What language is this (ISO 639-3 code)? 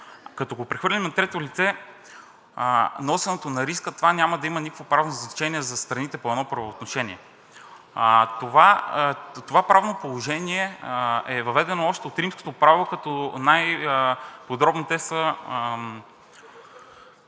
bul